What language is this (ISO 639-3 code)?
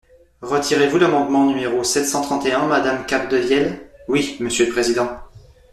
fra